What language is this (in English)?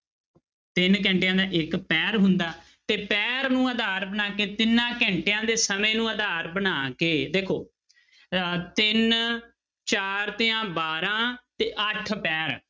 Punjabi